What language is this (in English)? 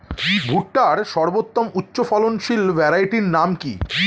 Bangla